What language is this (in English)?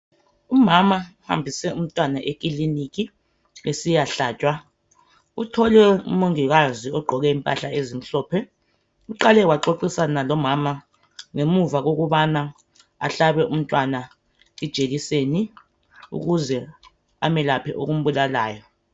North Ndebele